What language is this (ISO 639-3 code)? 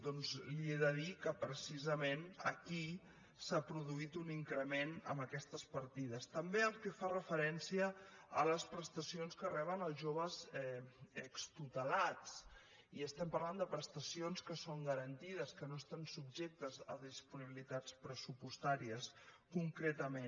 cat